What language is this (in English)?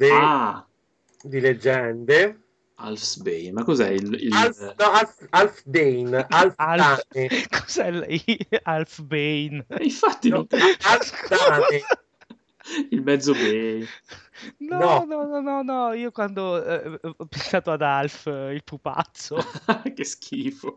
Italian